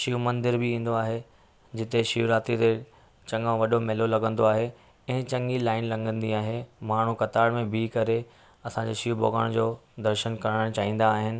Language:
Sindhi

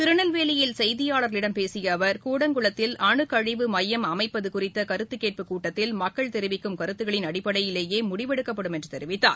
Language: Tamil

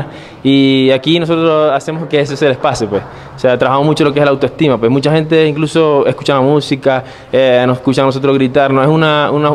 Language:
Spanish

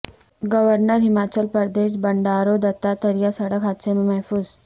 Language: Urdu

